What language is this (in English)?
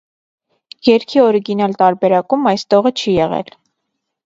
Armenian